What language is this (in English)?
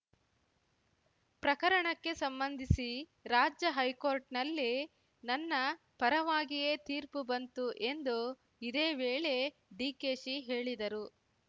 Kannada